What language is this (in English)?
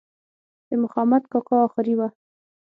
Pashto